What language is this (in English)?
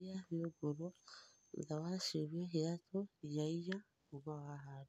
Kikuyu